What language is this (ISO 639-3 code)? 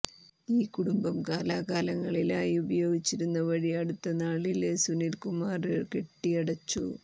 mal